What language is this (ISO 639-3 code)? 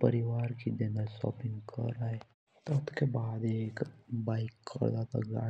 jns